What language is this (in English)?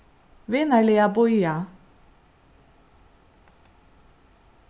Faroese